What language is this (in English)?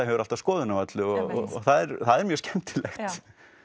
Icelandic